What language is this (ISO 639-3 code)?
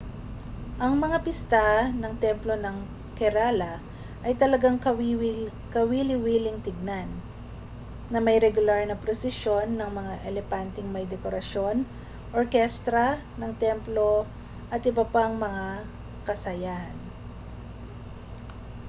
fil